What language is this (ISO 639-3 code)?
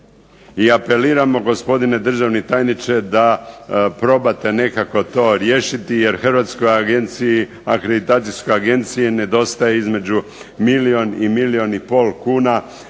hrv